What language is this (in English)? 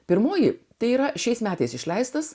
Lithuanian